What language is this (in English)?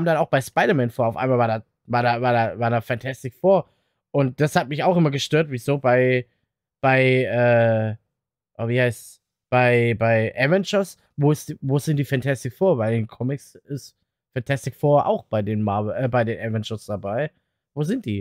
German